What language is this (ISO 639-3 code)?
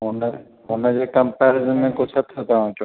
snd